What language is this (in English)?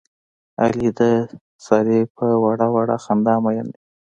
Pashto